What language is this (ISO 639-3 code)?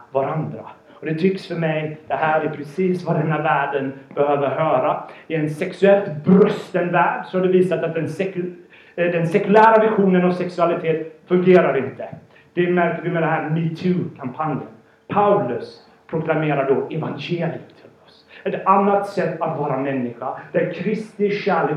swe